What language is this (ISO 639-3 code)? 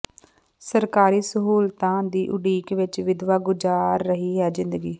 pan